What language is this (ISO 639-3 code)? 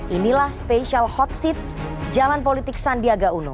ind